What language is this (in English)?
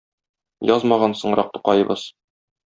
Tatar